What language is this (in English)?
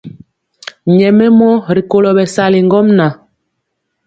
Mpiemo